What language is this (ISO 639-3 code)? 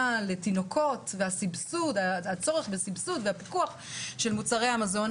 heb